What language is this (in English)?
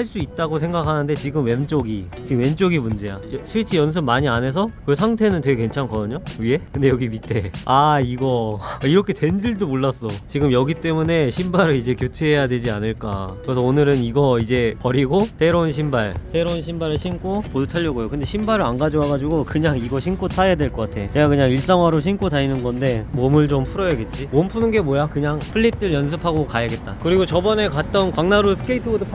Korean